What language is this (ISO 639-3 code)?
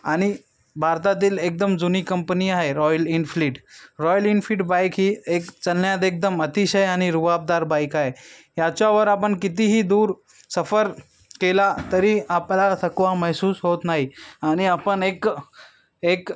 mar